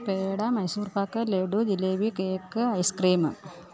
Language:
Malayalam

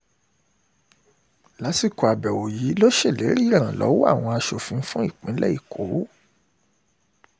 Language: Yoruba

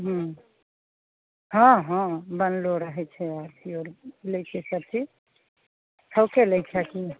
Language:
Maithili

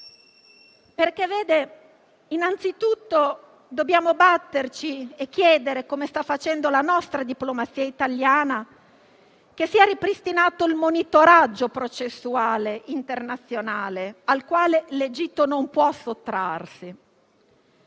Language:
Italian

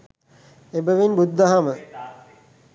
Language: Sinhala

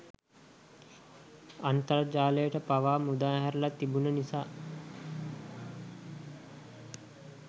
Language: Sinhala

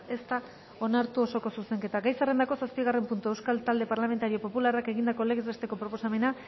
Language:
Basque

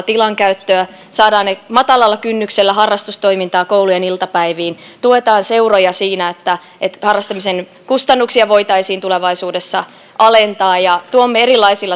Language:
Finnish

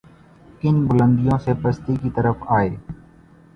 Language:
Urdu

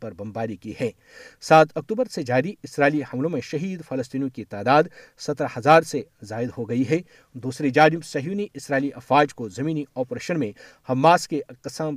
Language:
Urdu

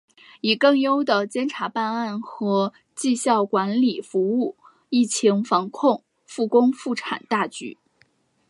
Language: Chinese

